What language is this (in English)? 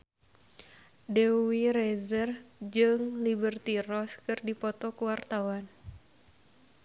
Sundanese